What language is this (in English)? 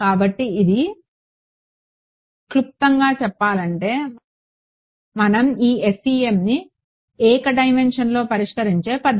Telugu